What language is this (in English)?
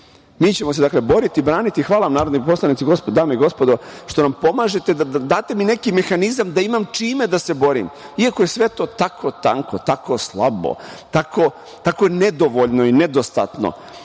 Serbian